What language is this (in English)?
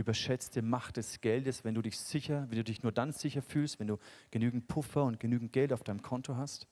German